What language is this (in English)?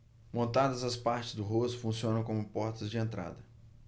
Portuguese